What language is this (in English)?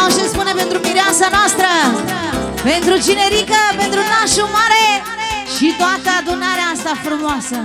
Romanian